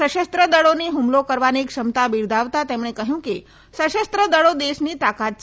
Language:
Gujarati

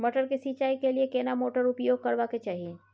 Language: Maithili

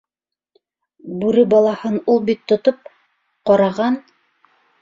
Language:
Bashkir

